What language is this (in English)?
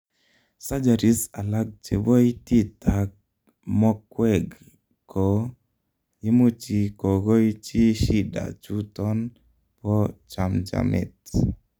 Kalenjin